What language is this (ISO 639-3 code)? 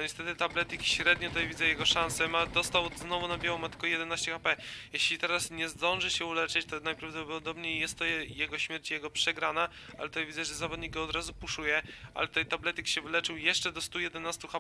pol